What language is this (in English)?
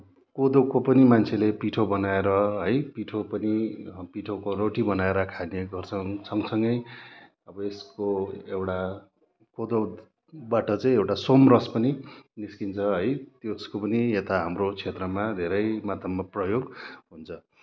Nepali